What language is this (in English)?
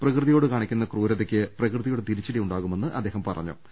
Malayalam